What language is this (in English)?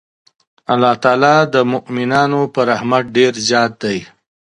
Pashto